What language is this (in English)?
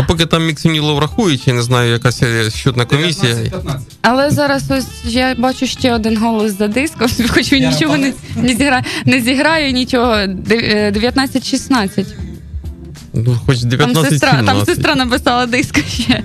Ukrainian